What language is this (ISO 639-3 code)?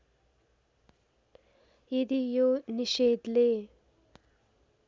nep